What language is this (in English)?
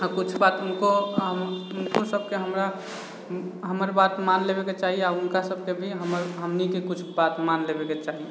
Maithili